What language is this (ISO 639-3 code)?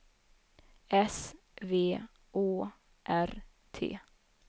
swe